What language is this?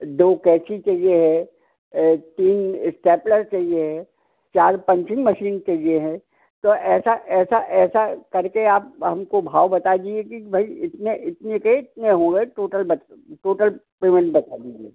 Hindi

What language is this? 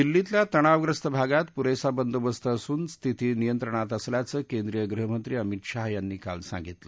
Marathi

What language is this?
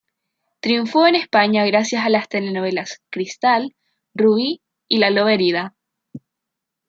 Spanish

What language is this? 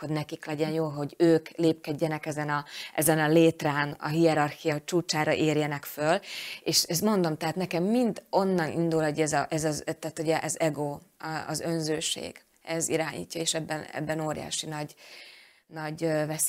Hungarian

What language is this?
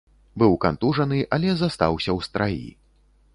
Belarusian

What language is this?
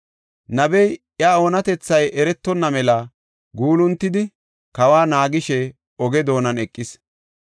Gofa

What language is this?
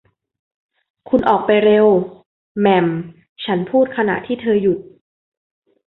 Thai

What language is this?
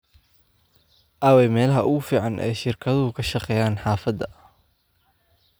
Somali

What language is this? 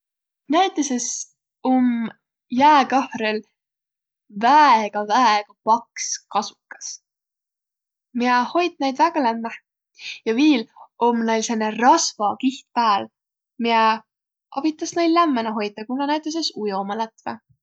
Võro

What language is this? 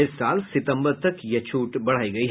Hindi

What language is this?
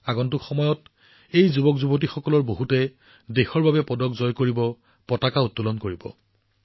Assamese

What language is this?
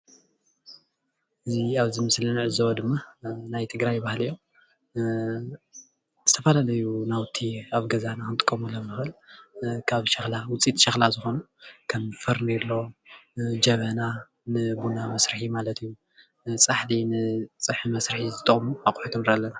Tigrinya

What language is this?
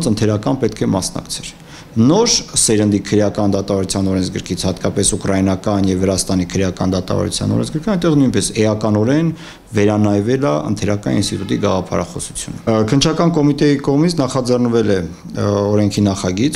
Romanian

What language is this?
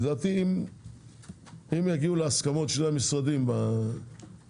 Hebrew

